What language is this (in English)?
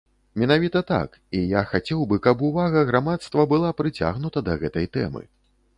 Belarusian